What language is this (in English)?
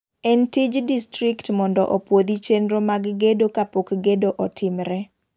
Luo (Kenya and Tanzania)